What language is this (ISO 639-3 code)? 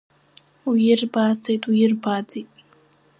abk